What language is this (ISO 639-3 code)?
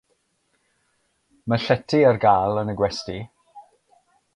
cym